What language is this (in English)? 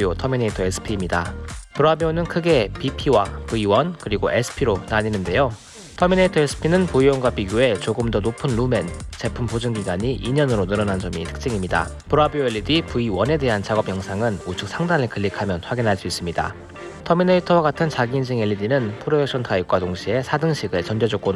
Korean